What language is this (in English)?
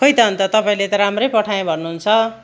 Nepali